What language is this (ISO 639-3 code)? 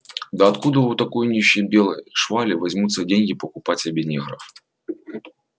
rus